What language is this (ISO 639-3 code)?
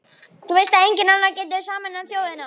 isl